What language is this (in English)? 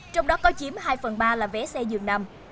Vietnamese